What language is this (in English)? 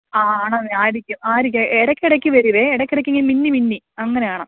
Malayalam